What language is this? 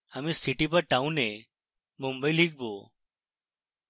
Bangla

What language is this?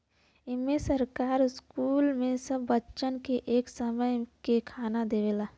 Bhojpuri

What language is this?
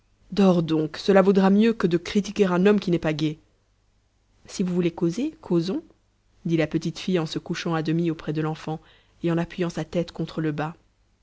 French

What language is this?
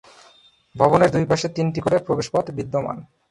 Bangla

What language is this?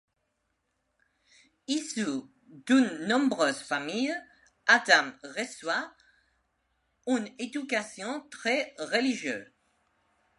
French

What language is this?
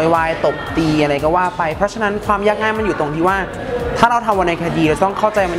Thai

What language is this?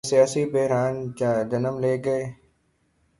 Urdu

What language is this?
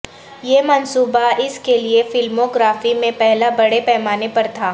Urdu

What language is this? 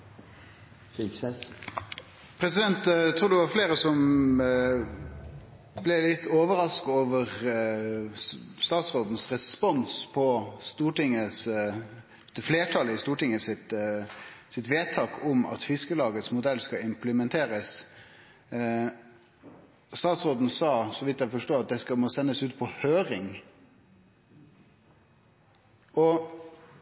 Norwegian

